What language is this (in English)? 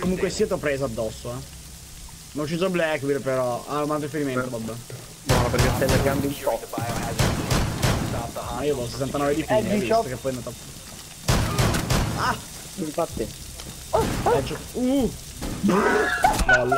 Italian